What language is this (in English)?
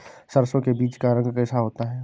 Hindi